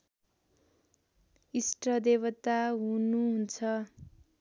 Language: Nepali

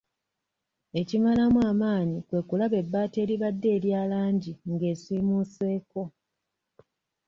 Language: Ganda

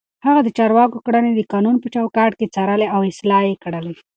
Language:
Pashto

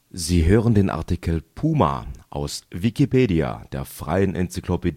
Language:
German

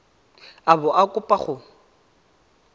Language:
Tswana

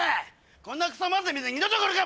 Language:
Japanese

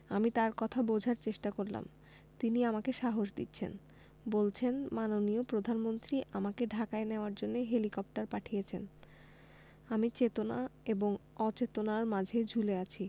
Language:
Bangla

